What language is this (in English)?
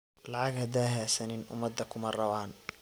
Somali